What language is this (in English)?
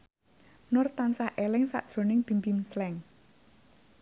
Javanese